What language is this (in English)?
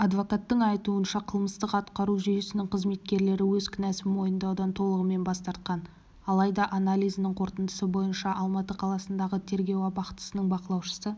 Kazakh